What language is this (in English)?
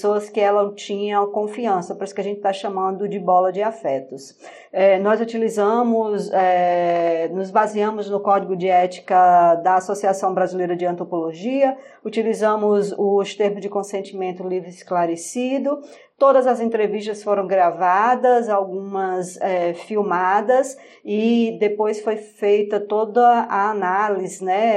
Portuguese